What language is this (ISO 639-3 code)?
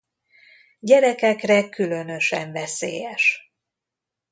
hun